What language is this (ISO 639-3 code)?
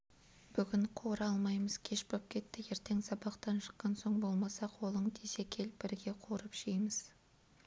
kaz